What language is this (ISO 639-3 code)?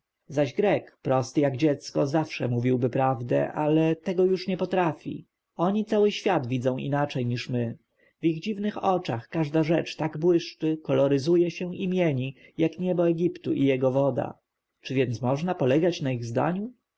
pol